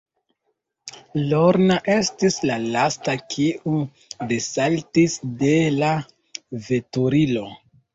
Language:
Esperanto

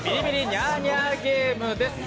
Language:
Japanese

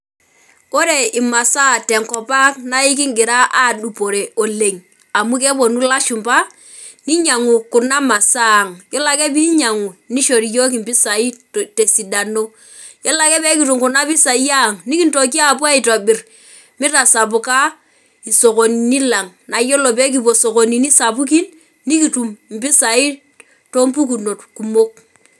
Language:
Masai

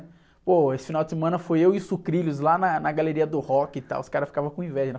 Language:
Portuguese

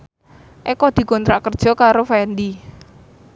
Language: Javanese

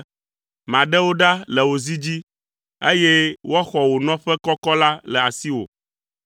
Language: Ewe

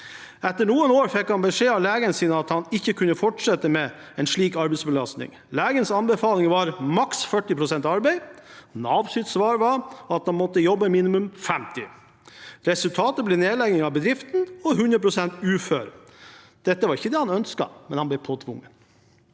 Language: Norwegian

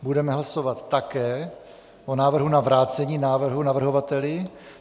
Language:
Czech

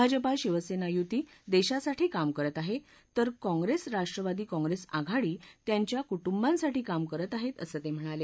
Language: Marathi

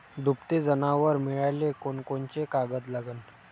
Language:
Marathi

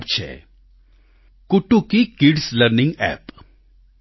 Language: Gujarati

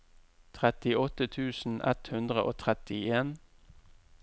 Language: Norwegian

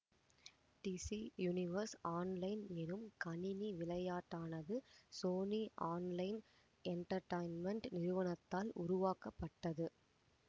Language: Tamil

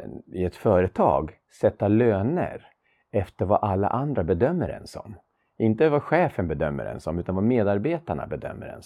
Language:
Swedish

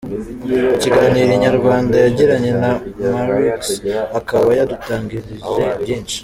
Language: Kinyarwanda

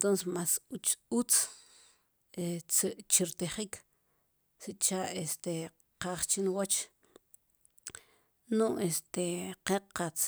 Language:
Sipacapense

